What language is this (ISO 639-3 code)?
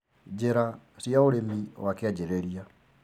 kik